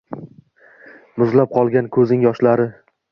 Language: Uzbek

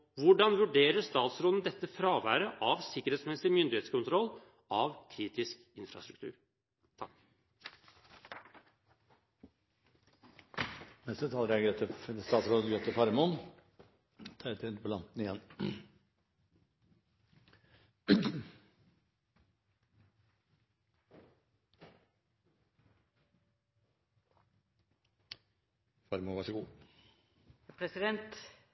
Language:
Norwegian Bokmål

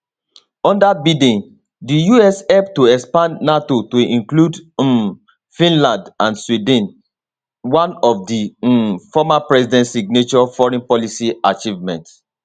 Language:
Nigerian Pidgin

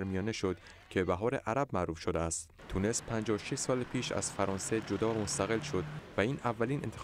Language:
Persian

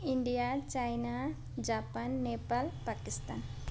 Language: Nepali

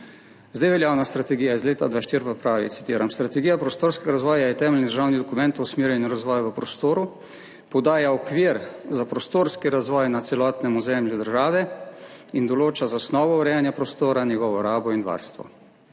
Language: Slovenian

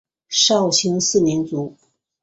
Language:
Chinese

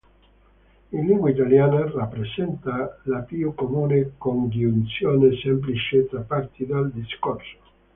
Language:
Italian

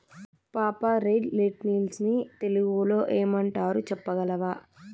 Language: Telugu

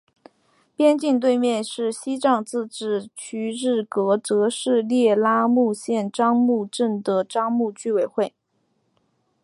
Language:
Chinese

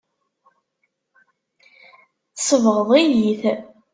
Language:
Kabyle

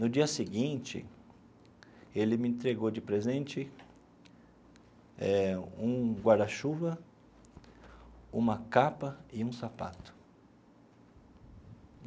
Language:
Portuguese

